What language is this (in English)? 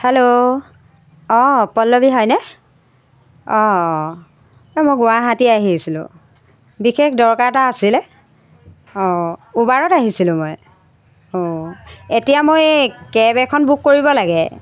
Assamese